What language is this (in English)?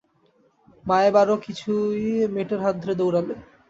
Bangla